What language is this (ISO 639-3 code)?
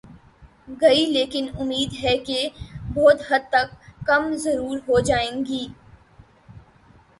urd